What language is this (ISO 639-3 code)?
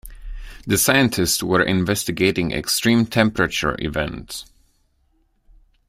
eng